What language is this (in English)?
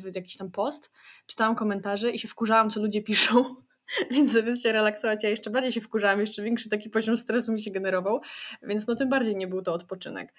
Polish